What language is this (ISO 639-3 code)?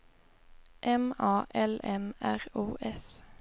swe